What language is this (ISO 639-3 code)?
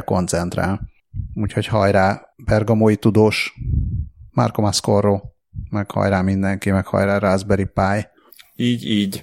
hun